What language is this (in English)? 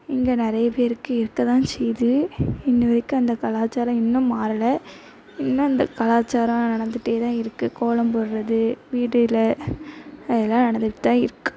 Tamil